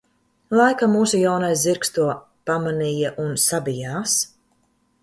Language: Latvian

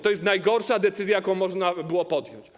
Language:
Polish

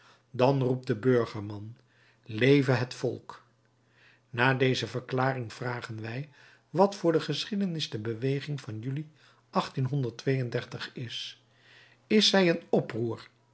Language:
Dutch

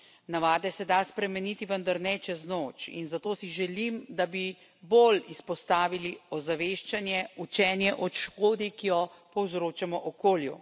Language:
Slovenian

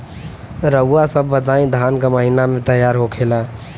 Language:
Bhojpuri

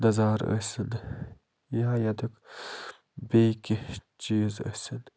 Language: Kashmiri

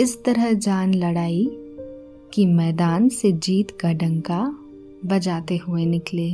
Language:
Hindi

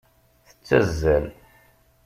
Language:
Kabyle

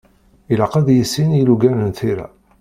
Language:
Kabyle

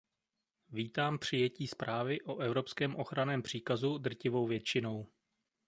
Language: Czech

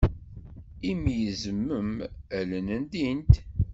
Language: Kabyle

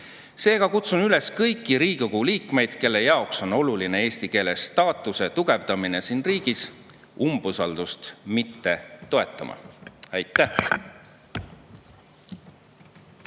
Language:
Estonian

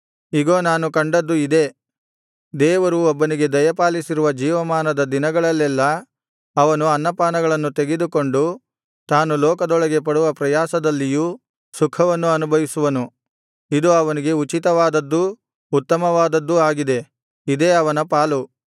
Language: Kannada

